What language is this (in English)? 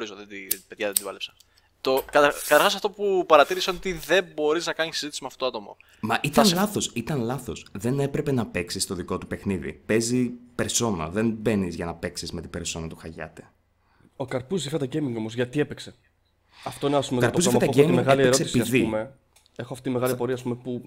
Greek